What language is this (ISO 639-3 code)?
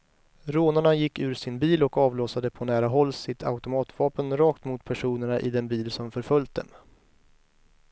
swe